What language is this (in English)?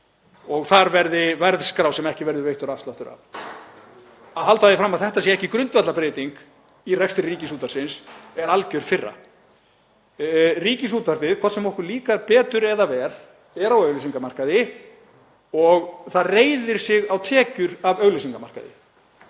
Icelandic